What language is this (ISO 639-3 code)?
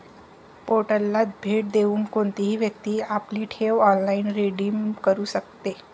mar